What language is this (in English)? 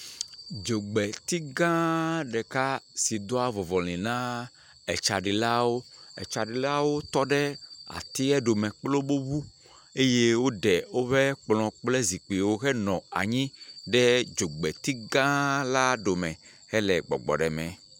Ewe